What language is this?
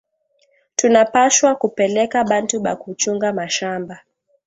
Swahili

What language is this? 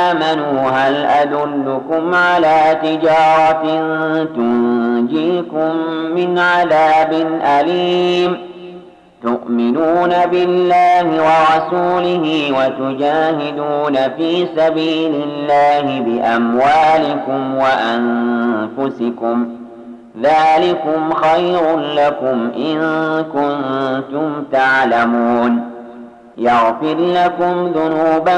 Arabic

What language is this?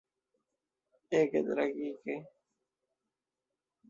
Esperanto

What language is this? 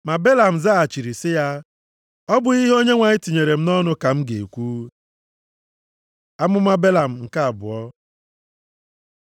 Igbo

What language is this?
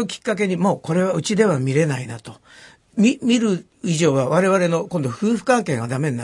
Japanese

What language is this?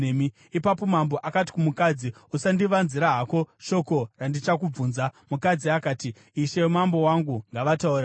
Shona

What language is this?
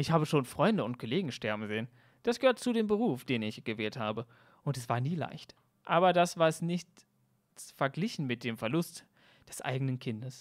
German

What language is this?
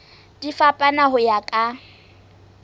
Southern Sotho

